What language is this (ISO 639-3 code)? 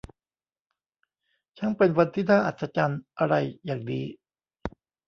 tha